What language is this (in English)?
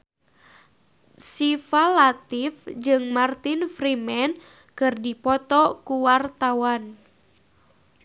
Sundanese